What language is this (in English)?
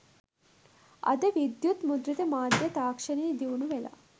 Sinhala